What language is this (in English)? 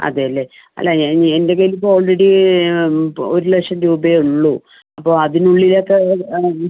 Malayalam